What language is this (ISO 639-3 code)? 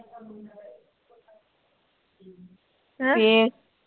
pan